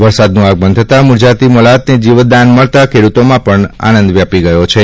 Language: Gujarati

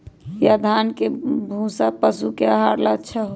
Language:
Magahi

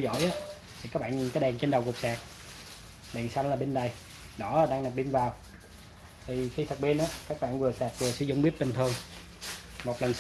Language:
Vietnamese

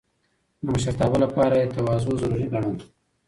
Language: Pashto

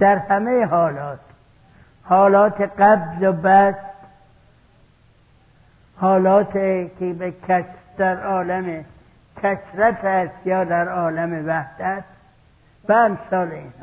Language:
Persian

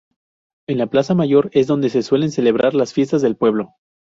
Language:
Spanish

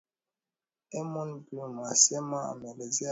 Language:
Swahili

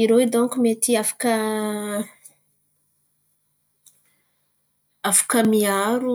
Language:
Antankarana Malagasy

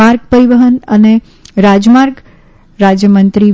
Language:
Gujarati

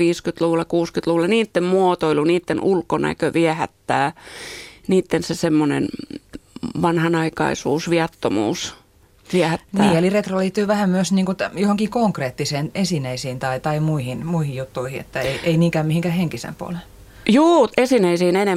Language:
Finnish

